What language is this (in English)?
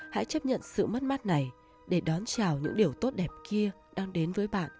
Vietnamese